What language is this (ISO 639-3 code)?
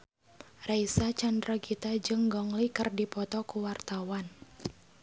sun